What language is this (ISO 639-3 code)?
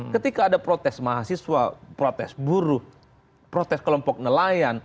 ind